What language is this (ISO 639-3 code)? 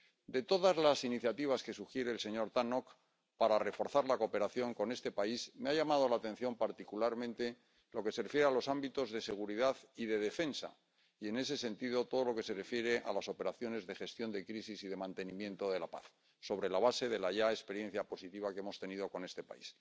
spa